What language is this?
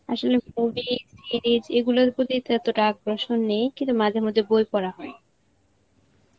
Bangla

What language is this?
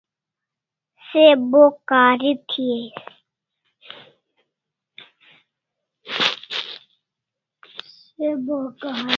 Kalasha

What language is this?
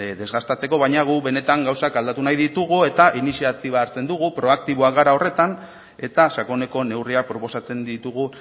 Basque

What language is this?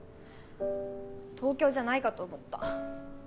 Japanese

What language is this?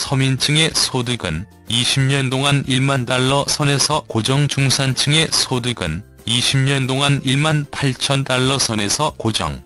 Korean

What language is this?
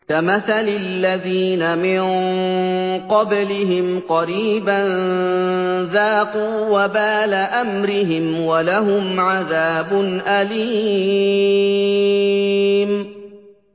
Arabic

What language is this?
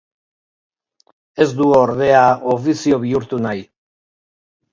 Basque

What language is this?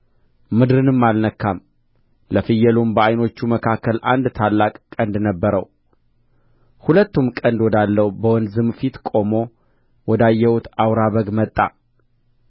Amharic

